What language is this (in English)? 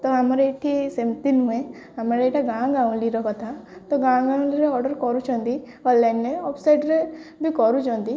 Odia